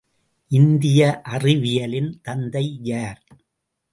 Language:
Tamil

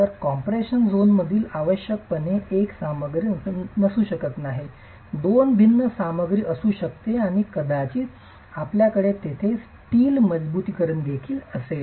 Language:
Marathi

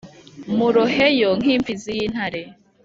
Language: Kinyarwanda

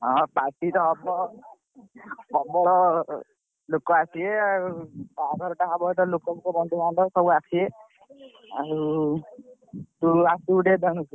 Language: Odia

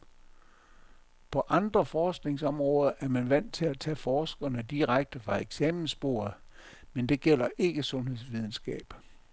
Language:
Danish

